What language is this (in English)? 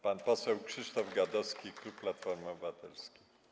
Polish